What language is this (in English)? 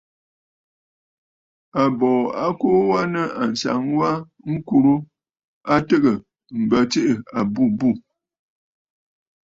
Bafut